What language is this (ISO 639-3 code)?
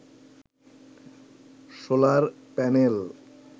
ben